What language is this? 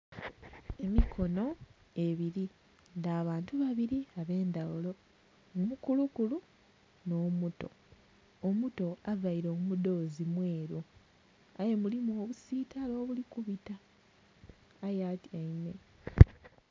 Soga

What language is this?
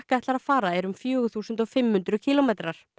Icelandic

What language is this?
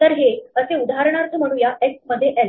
Marathi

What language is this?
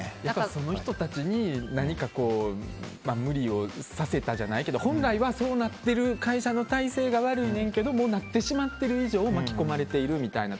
Japanese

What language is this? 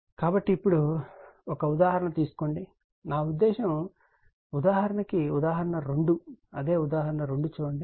Telugu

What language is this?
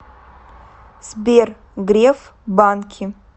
Russian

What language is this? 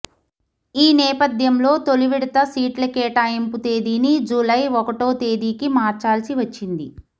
Telugu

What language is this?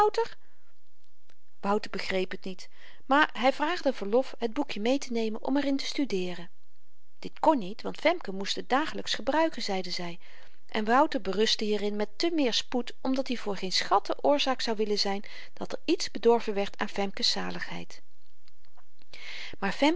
Dutch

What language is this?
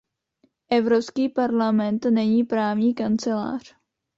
Czech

